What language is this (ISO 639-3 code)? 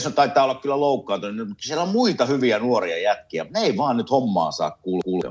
fin